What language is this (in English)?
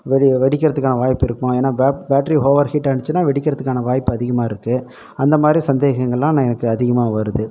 Tamil